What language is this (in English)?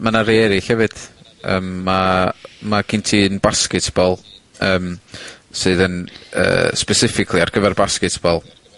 Welsh